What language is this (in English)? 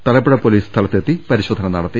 Malayalam